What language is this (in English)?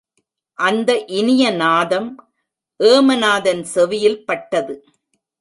Tamil